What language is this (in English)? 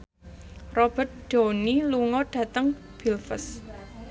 Javanese